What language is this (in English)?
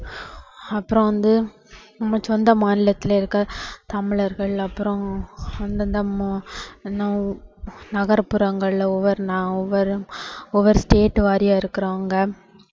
Tamil